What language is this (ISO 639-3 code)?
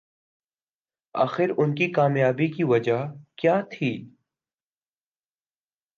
urd